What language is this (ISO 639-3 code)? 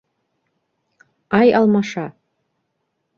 bak